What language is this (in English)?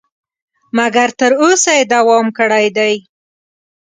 Pashto